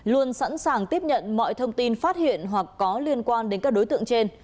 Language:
Vietnamese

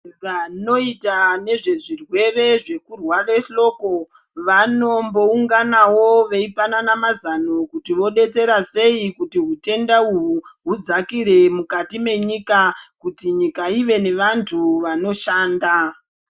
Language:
Ndau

